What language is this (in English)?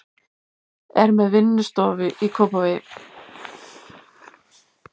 Icelandic